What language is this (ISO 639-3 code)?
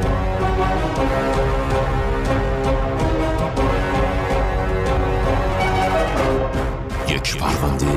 fas